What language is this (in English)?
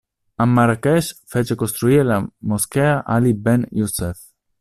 Italian